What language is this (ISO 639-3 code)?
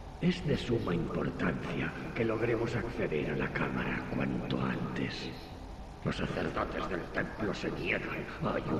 spa